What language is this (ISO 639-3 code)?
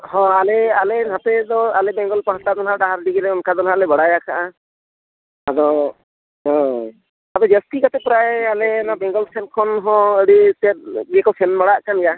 sat